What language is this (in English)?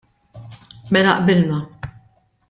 Maltese